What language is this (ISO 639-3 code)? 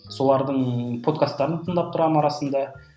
kaz